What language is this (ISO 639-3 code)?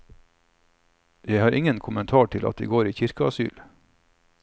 nor